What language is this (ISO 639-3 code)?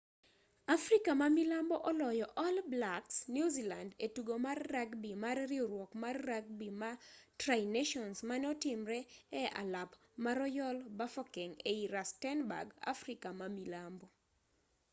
luo